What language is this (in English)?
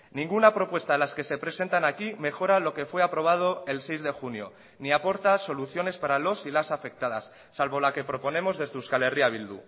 Spanish